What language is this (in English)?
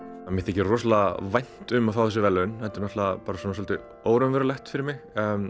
Icelandic